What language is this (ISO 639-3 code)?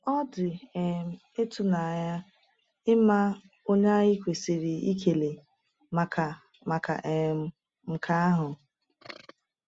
ibo